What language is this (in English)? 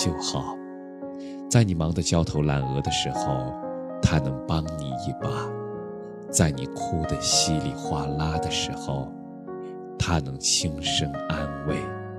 Chinese